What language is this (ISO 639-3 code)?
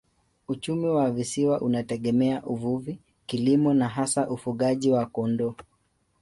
swa